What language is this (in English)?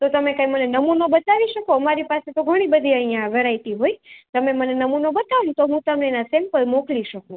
Gujarati